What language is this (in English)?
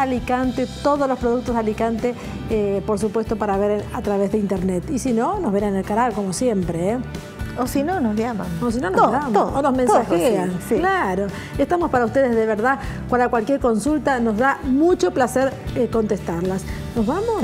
Spanish